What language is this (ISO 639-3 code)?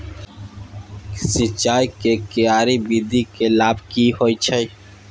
mai